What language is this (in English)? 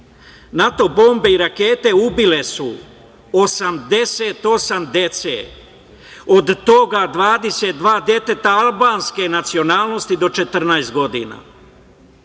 Serbian